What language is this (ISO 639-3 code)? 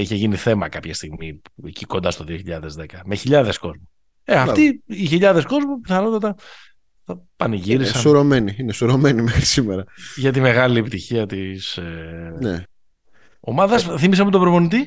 ell